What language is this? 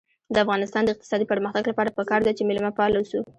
Pashto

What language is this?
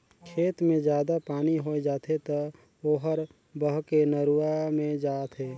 Chhattisgarhi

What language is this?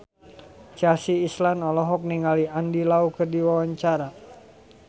Sundanese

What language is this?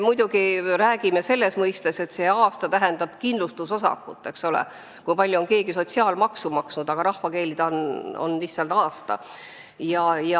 Estonian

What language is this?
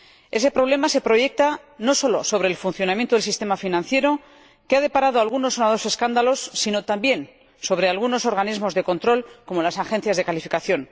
Spanish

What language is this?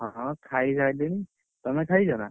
Odia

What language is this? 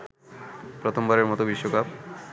Bangla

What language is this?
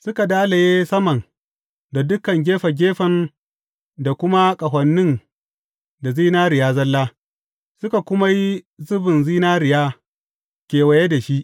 Hausa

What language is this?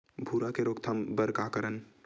Chhattisgarhi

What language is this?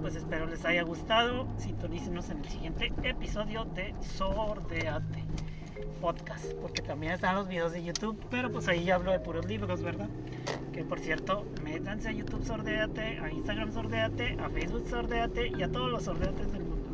Spanish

